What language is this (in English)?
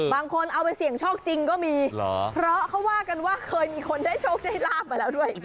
Thai